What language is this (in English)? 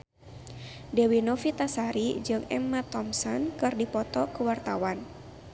Sundanese